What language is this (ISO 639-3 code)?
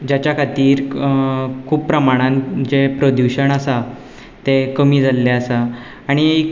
kok